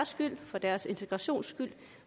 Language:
Danish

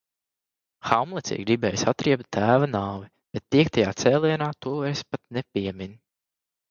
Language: Latvian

